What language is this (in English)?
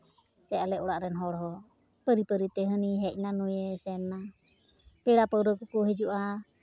Santali